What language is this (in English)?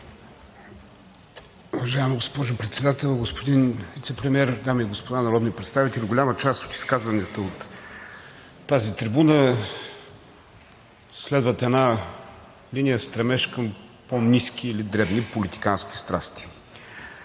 Bulgarian